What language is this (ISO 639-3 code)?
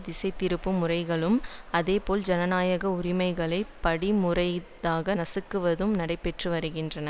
tam